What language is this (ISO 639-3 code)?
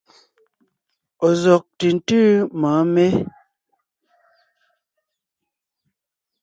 nnh